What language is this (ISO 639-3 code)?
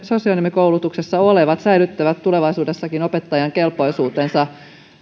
fin